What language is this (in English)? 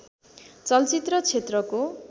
Nepali